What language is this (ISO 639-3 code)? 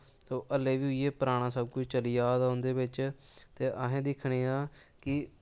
doi